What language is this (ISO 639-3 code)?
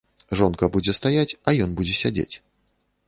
bel